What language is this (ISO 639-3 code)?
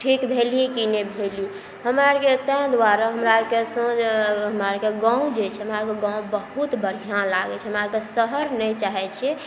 mai